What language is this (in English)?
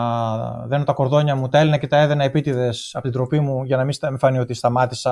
Greek